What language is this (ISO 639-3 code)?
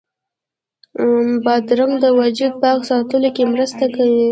pus